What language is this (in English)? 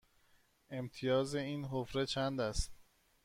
Persian